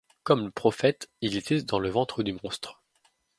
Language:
French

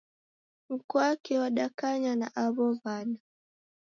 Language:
Taita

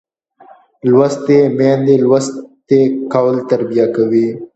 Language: Pashto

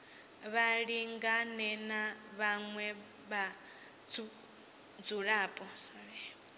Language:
Venda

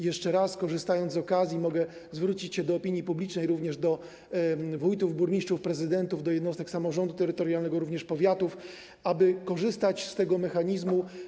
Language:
Polish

